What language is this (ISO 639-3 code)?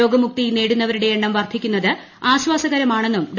mal